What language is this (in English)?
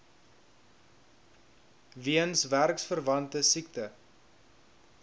Afrikaans